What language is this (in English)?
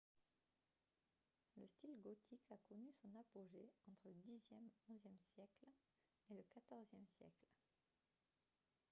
French